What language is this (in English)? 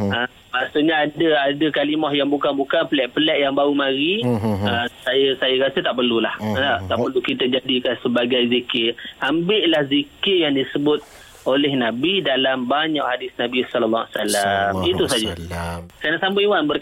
Malay